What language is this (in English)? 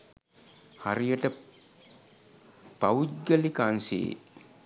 Sinhala